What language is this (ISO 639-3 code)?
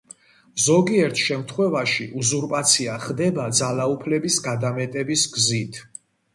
kat